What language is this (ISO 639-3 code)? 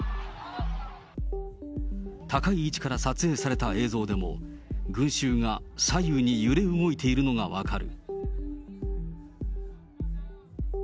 jpn